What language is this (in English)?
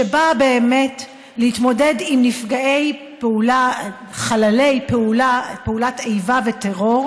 Hebrew